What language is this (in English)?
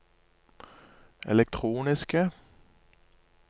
Norwegian